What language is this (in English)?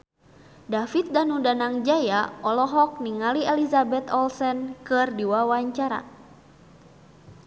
Sundanese